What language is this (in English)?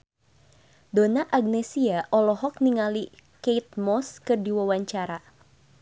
Sundanese